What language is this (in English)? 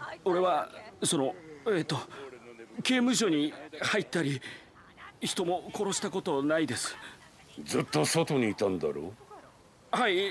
Japanese